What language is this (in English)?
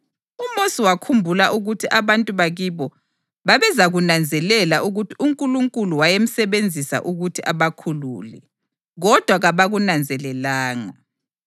North Ndebele